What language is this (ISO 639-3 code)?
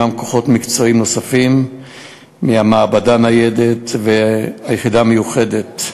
heb